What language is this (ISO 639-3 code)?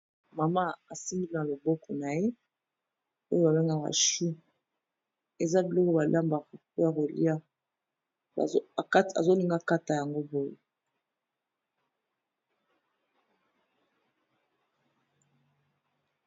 lin